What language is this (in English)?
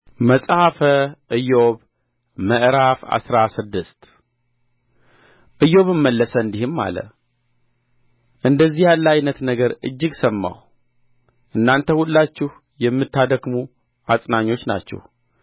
Amharic